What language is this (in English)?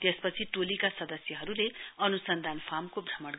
Nepali